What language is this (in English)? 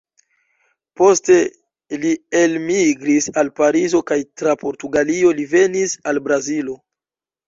Esperanto